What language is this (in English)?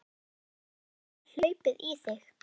Icelandic